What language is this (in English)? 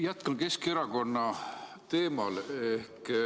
Estonian